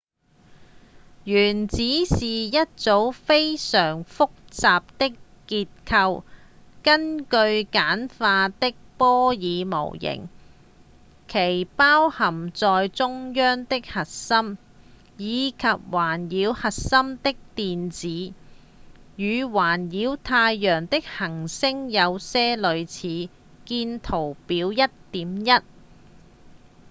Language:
Cantonese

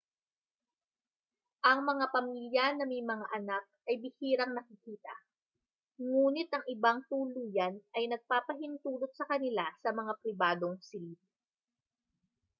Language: Filipino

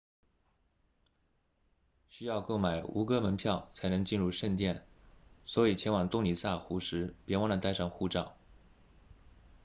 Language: Chinese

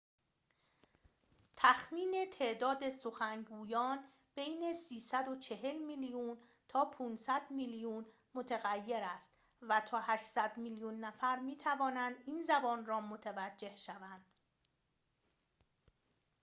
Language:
Persian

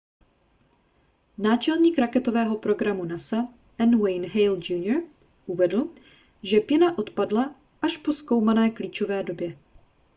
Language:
Czech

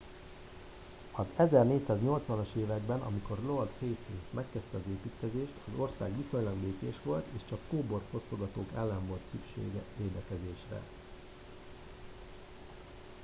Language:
Hungarian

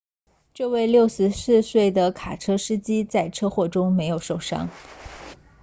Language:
Chinese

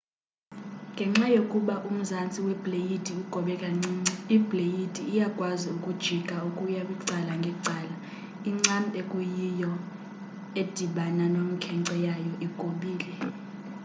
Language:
Xhosa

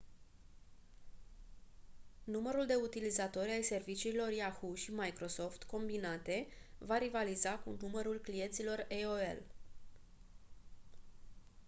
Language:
Romanian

